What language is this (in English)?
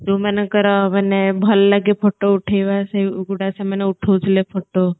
Odia